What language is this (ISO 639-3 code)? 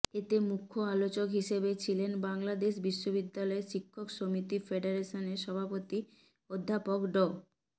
ben